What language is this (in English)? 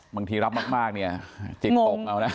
Thai